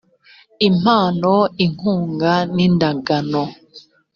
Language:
Kinyarwanda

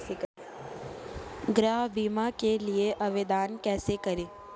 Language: Hindi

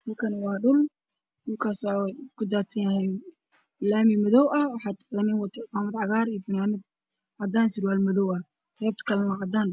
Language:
Somali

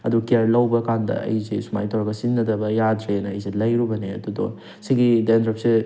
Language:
Manipuri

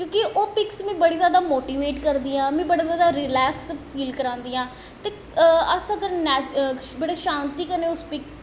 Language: Dogri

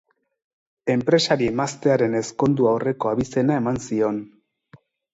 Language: Basque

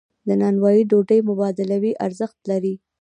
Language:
Pashto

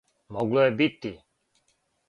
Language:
Serbian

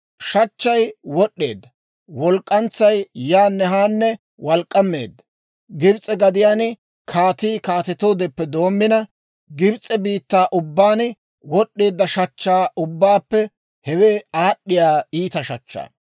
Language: Dawro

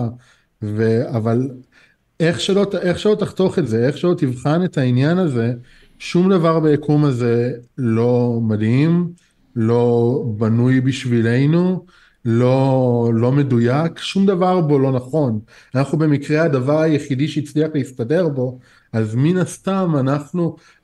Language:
Hebrew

